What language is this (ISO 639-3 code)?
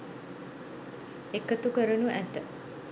sin